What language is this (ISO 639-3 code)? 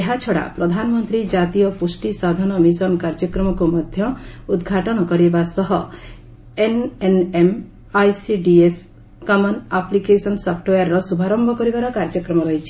ori